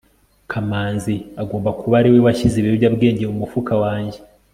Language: Kinyarwanda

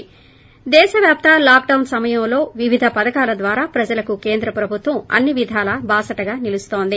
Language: Telugu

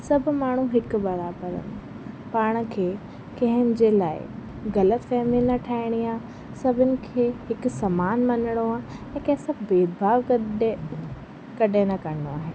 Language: Sindhi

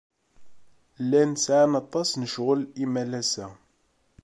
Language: Kabyle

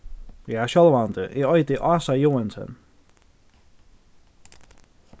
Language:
Faroese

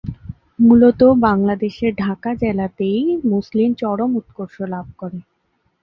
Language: Bangla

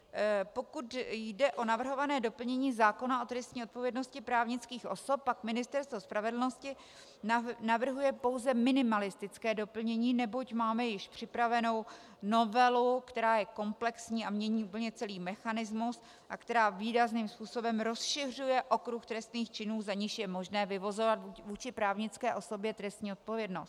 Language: Czech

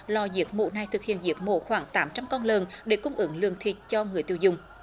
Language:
Vietnamese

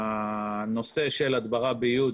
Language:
Hebrew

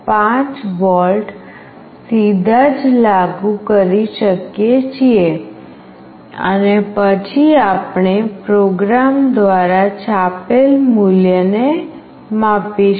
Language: Gujarati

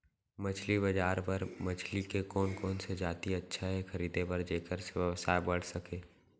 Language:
Chhattisgarhi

